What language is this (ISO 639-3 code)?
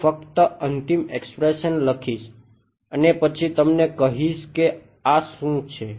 guj